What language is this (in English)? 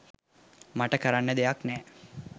Sinhala